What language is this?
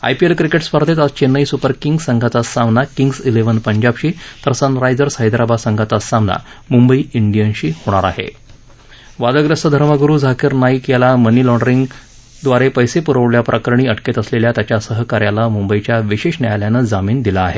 Marathi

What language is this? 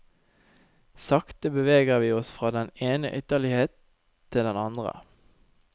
Norwegian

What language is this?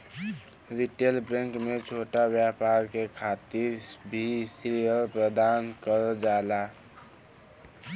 Bhojpuri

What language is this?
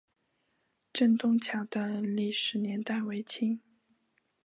Chinese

